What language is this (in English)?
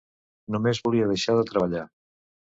Catalan